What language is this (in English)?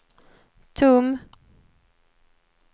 Swedish